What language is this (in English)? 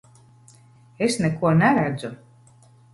Latvian